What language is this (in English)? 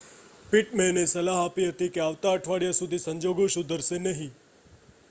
Gujarati